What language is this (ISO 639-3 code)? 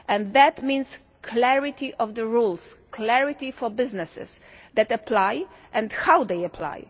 eng